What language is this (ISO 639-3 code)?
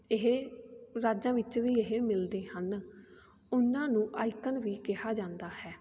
pan